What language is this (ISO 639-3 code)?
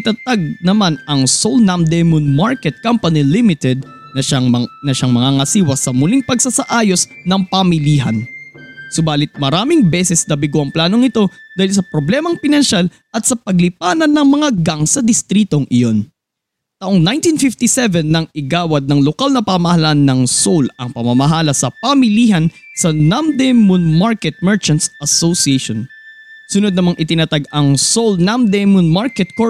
fil